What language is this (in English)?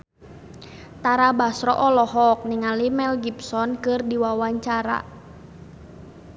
Sundanese